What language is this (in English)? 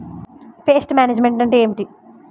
Telugu